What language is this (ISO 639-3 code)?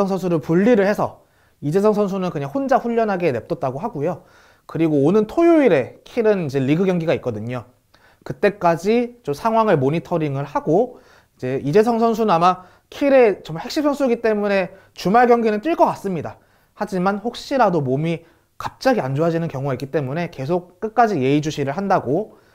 kor